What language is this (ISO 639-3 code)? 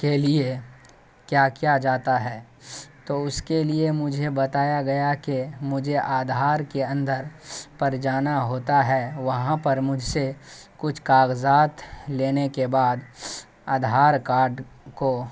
urd